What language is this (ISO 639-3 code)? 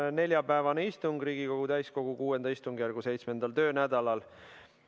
est